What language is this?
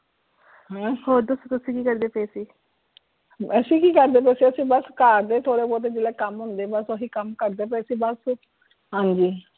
Punjabi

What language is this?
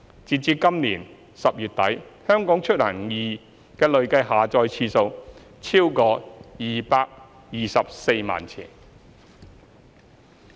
Cantonese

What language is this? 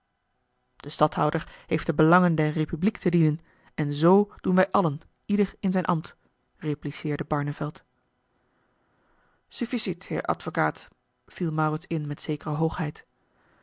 Dutch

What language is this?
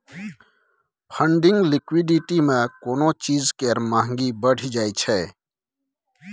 Maithili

